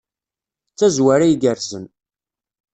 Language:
Kabyle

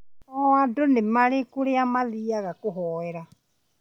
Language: Kikuyu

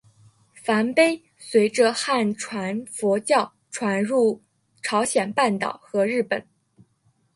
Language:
Chinese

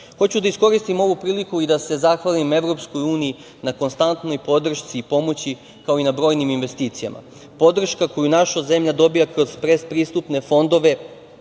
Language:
Serbian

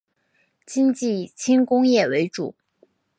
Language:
Chinese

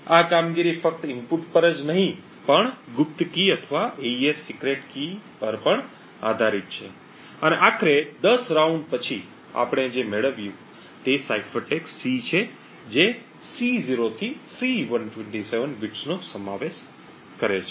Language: Gujarati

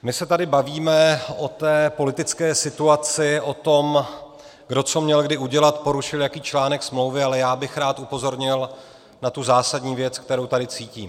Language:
Czech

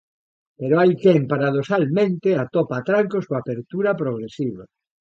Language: Galician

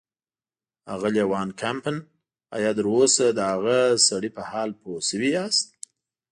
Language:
Pashto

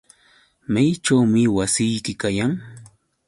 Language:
Yauyos Quechua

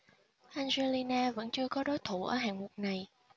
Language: Vietnamese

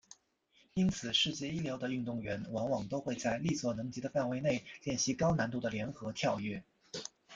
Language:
Chinese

